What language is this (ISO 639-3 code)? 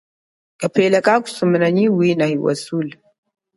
cjk